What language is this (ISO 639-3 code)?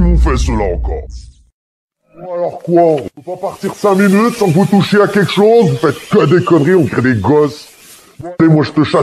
fra